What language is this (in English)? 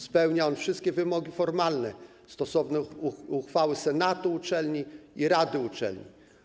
Polish